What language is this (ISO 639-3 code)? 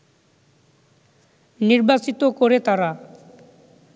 ben